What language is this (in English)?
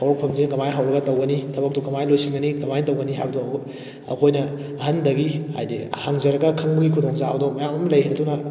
Manipuri